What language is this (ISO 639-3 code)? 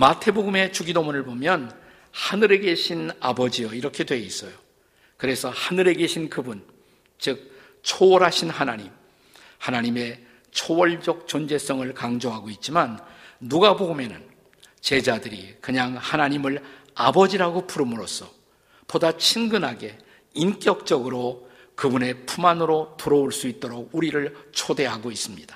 kor